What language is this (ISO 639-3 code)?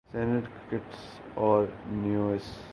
urd